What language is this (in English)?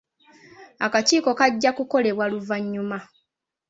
Ganda